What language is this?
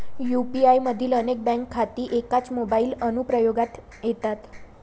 Marathi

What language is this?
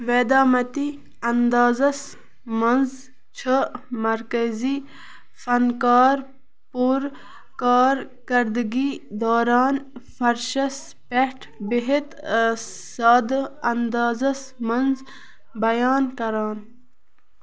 Kashmiri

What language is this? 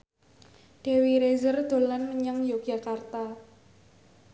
Javanese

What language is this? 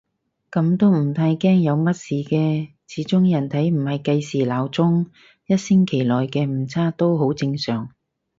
Cantonese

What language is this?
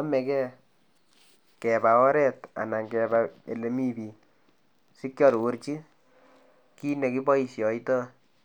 Kalenjin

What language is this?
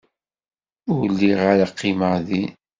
Kabyle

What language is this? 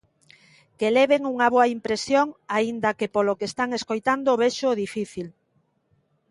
Galician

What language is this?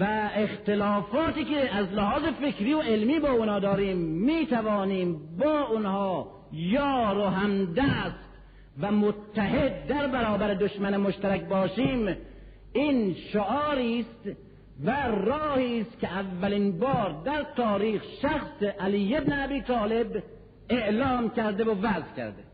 Persian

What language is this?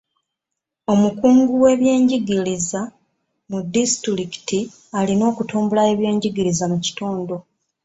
Ganda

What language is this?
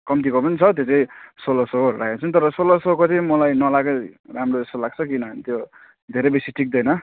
Nepali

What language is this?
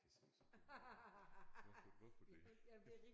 Danish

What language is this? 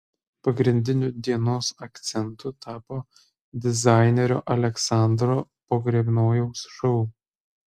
Lithuanian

